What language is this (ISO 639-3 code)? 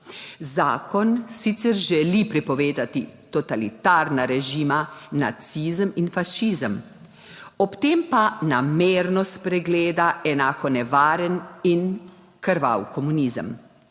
slv